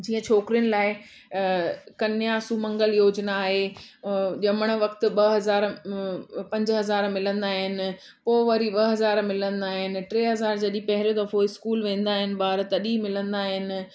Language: Sindhi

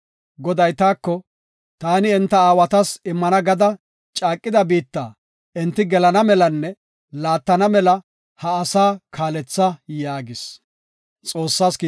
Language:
Gofa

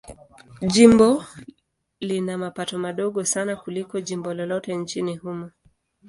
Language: Swahili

